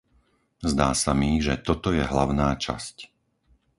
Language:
Slovak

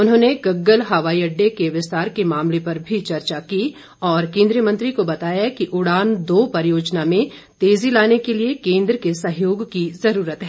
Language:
Hindi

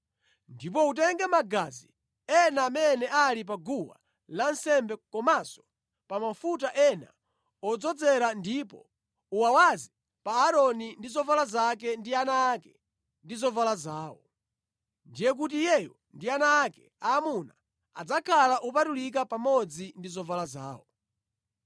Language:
Nyanja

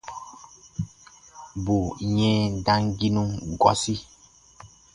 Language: Baatonum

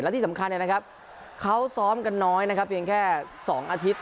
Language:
Thai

